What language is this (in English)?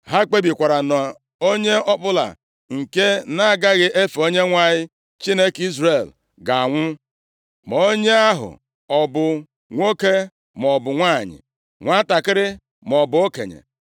Igbo